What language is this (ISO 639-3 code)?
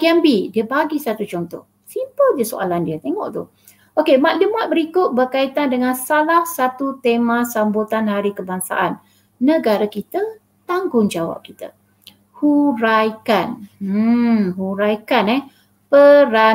msa